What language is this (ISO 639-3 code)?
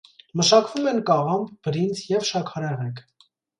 hye